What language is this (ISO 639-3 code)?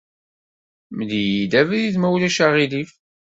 kab